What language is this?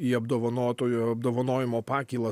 Lithuanian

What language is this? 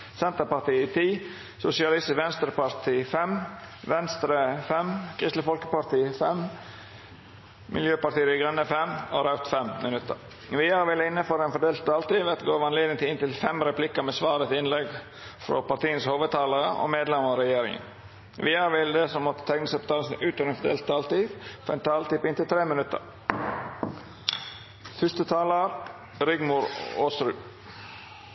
Norwegian Nynorsk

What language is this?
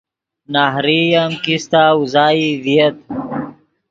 Yidgha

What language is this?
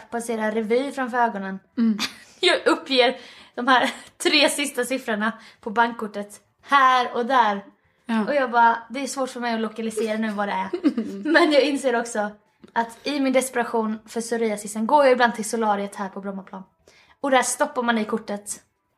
Swedish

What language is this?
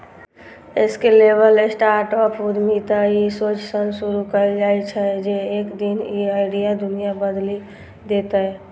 Maithili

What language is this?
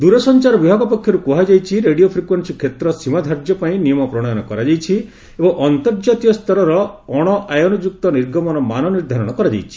Odia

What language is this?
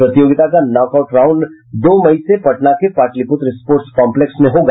Hindi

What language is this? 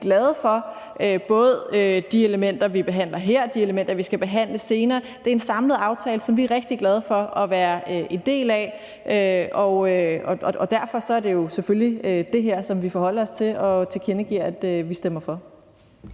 Danish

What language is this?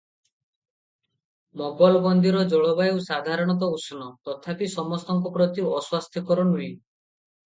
Odia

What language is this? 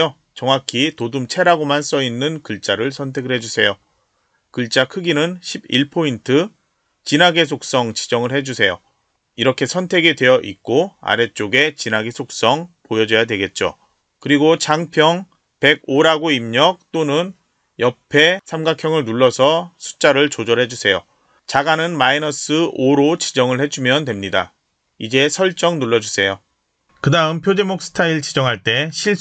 Korean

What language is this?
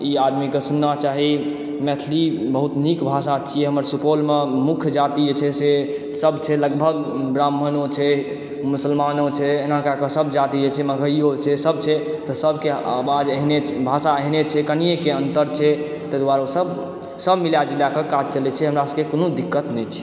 Maithili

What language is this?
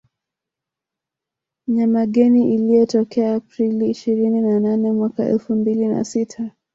Swahili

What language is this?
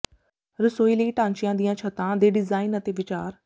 Punjabi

